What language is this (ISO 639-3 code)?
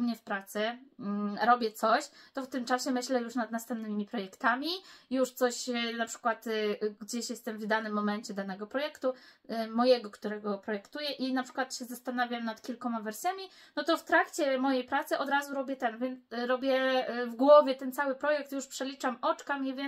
pol